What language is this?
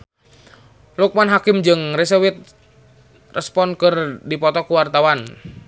Sundanese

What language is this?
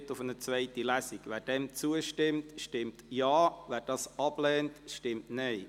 Swiss German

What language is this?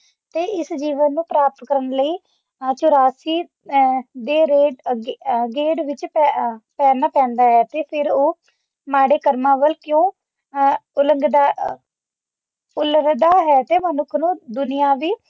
Punjabi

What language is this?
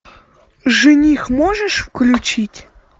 Russian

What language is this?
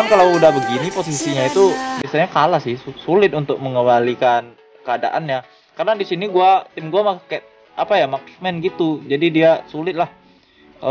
Indonesian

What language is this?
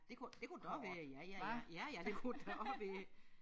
Danish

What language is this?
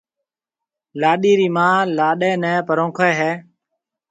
Marwari (Pakistan)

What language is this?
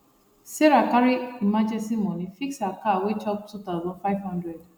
Nigerian Pidgin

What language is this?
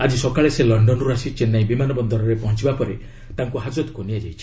Odia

